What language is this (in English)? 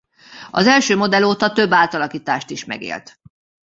Hungarian